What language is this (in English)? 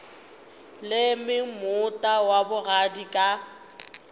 Northern Sotho